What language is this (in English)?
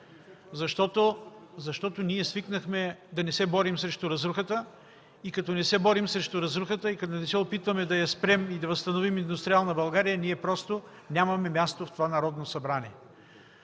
Bulgarian